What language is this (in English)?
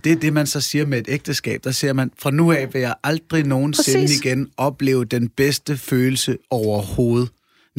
Danish